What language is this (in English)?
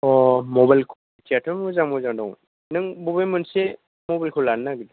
Bodo